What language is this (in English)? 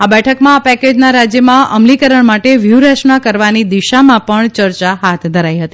Gujarati